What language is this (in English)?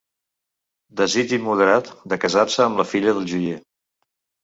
Catalan